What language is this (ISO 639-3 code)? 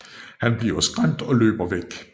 dan